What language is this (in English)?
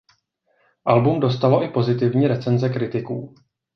Czech